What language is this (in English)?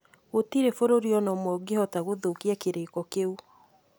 Kikuyu